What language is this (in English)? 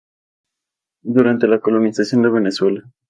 Spanish